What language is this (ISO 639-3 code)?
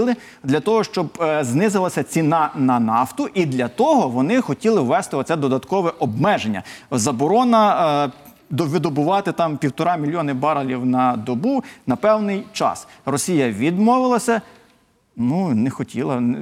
ukr